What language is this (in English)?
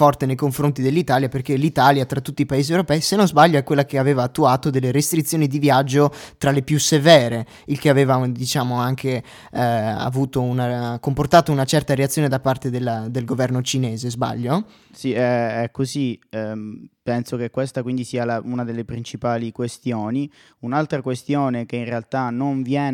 Italian